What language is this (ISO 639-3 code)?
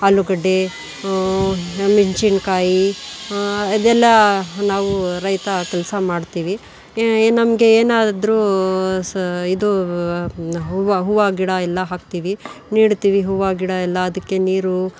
kan